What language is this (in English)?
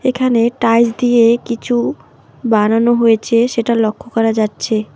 Bangla